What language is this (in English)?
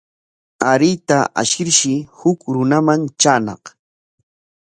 Corongo Ancash Quechua